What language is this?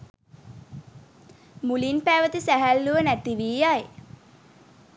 Sinhala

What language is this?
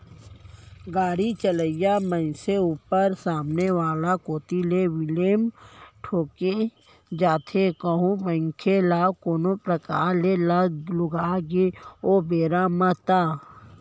Chhattisgarhi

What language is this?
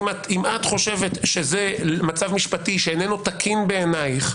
Hebrew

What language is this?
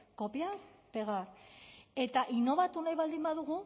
Basque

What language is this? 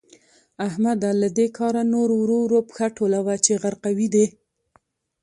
Pashto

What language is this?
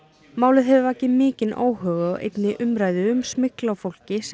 Icelandic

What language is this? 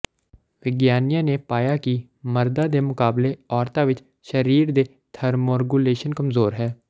Punjabi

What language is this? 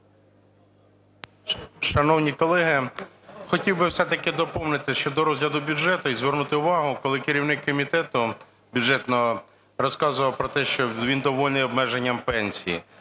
Ukrainian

